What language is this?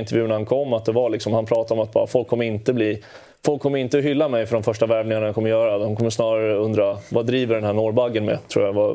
Swedish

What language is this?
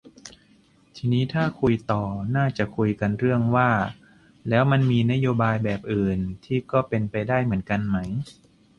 Thai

